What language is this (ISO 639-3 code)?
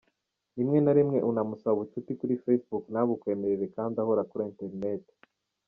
kin